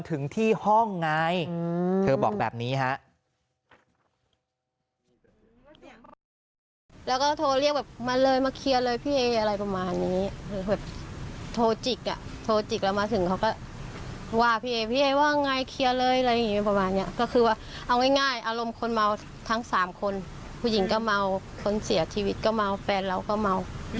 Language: Thai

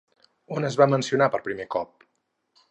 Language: Catalan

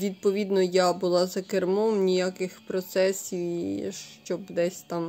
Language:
Ukrainian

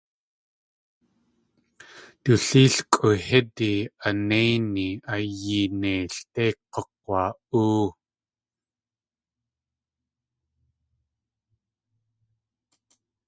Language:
Tlingit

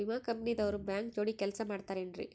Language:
Kannada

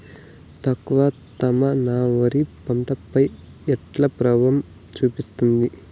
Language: Telugu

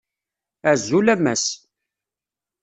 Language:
Kabyle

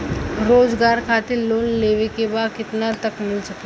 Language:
Bhojpuri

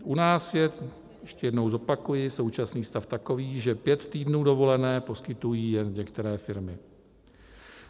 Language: Czech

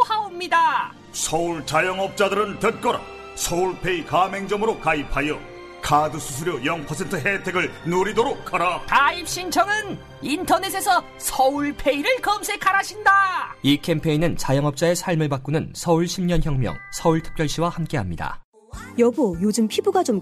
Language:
Korean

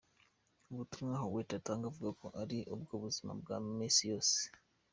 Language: Kinyarwanda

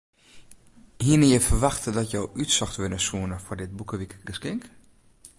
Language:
Western Frisian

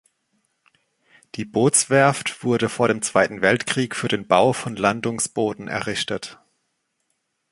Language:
German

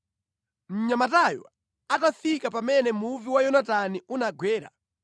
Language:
Nyanja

